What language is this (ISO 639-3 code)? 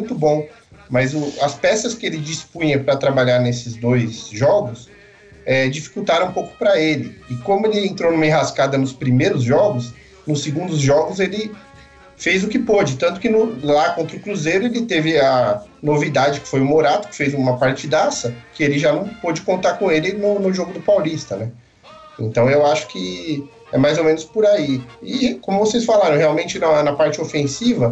por